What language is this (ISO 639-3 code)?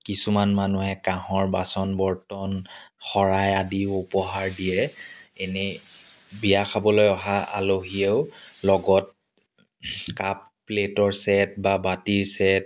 asm